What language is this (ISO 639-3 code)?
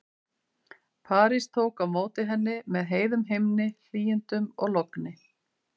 isl